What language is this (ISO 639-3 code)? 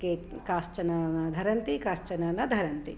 san